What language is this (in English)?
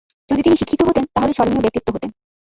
Bangla